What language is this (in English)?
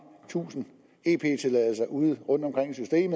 Danish